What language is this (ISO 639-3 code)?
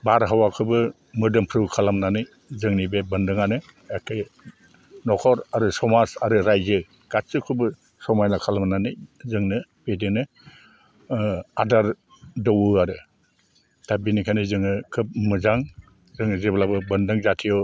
brx